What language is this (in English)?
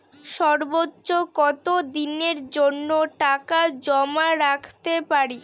Bangla